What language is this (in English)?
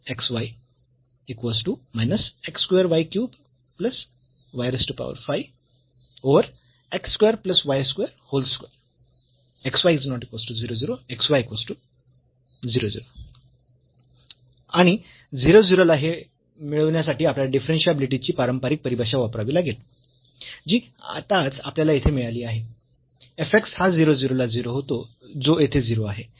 Marathi